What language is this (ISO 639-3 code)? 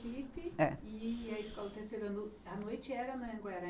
por